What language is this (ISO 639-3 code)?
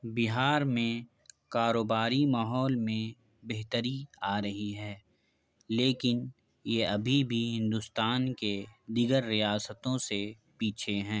urd